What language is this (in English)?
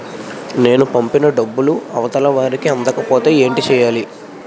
Telugu